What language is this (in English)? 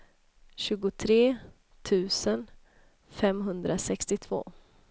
Swedish